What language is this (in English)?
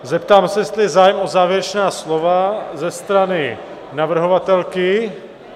Czech